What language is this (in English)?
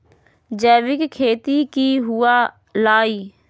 Magahi